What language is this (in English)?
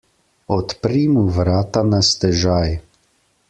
Slovenian